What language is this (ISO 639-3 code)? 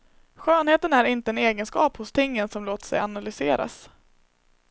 swe